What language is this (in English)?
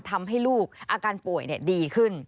Thai